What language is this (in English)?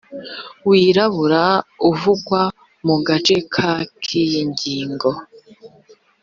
Kinyarwanda